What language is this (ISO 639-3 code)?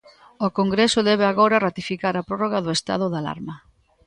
glg